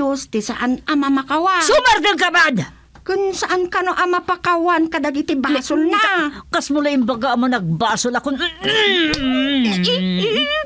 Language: Filipino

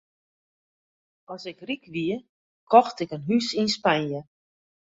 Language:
Western Frisian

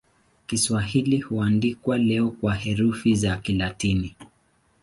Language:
Swahili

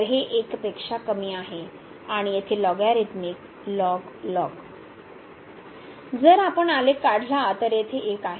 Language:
Marathi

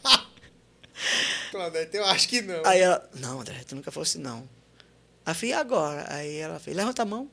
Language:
Portuguese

